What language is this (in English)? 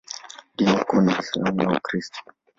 Swahili